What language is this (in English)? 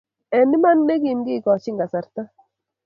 Kalenjin